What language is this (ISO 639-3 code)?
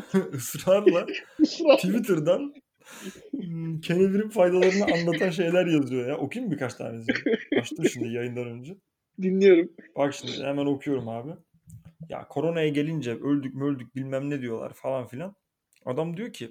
tur